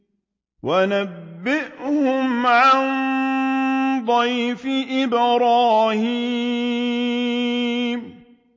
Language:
Arabic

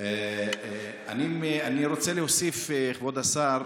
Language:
Hebrew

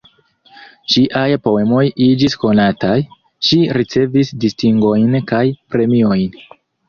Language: Esperanto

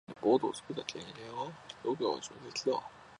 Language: Japanese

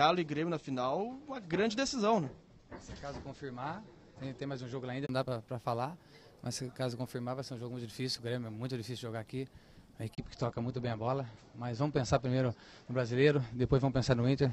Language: Portuguese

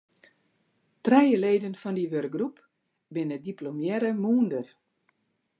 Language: Western Frisian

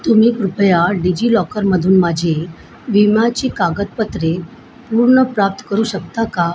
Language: Marathi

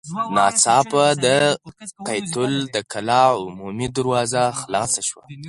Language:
Pashto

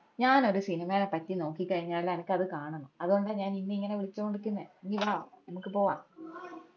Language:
Malayalam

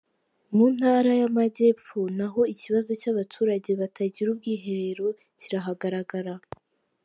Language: Kinyarwanda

